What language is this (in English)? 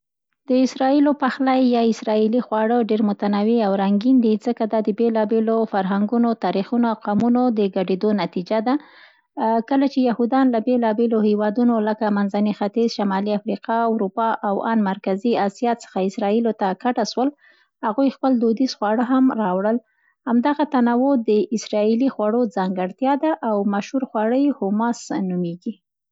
Central Pashto